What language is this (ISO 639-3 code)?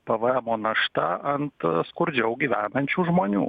lit